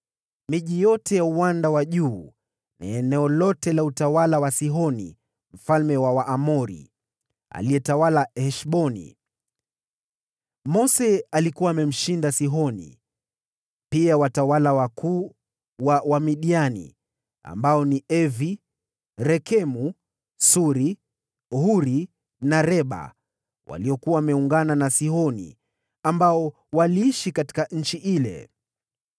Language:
Swahili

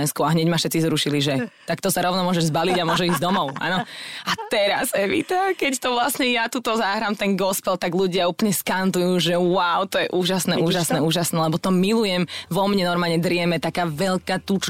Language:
Slovak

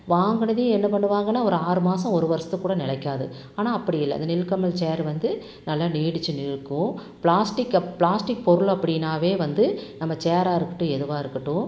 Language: Tamil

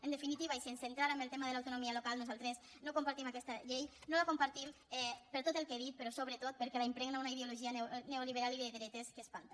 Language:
Catalan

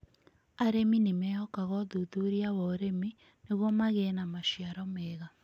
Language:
Kikuyu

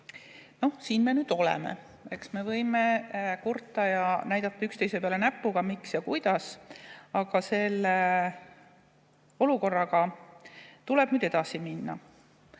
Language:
Estonian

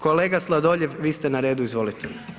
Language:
Croatian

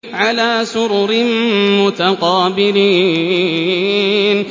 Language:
Arabic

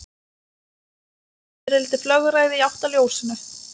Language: Icelandic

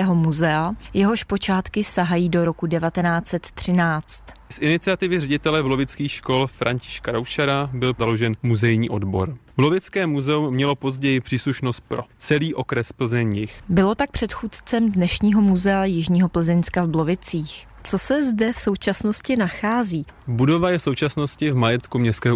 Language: Czech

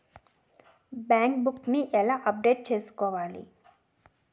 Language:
Telugu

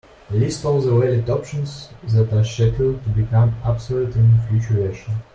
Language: English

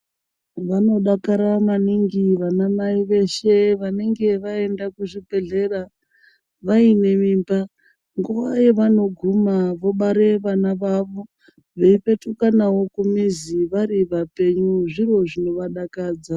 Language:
Ndau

